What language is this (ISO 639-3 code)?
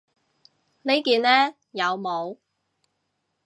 yue